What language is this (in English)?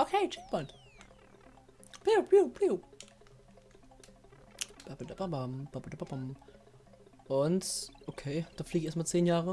German